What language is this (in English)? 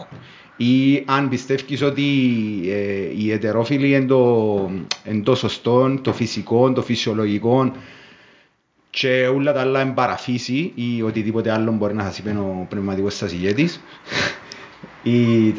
Greek